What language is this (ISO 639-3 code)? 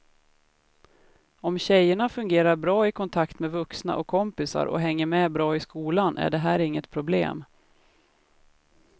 swe